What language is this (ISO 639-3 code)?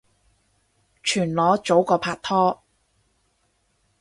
yue